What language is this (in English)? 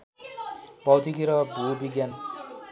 Nepali